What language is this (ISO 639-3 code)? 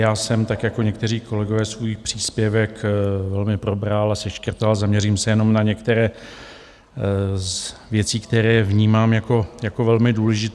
ces